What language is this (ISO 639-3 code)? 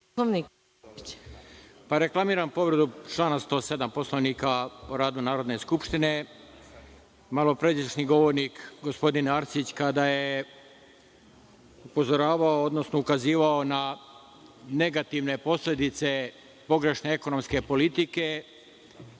srp